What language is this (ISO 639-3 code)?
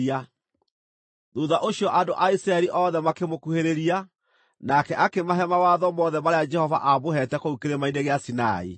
kik